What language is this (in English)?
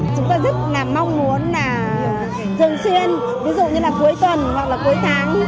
Vietnamese